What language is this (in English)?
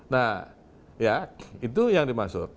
Indonesian